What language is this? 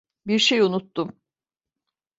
Turkish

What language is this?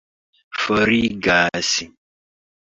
Esperanto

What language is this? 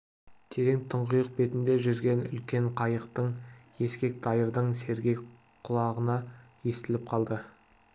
Kazakh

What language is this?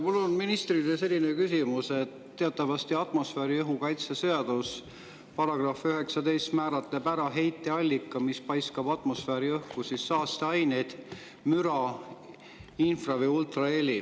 Estonian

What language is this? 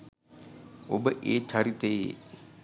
Sinhala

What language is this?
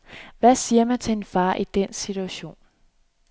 Danish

